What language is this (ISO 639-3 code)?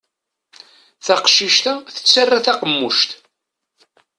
kab